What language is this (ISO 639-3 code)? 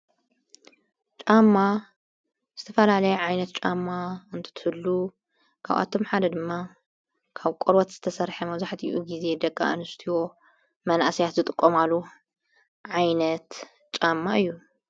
tir